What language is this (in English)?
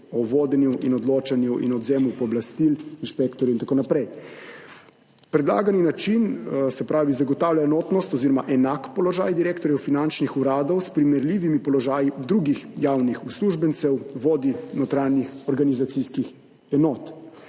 Slovenian